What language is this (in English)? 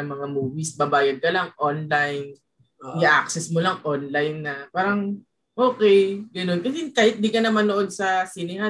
Filipino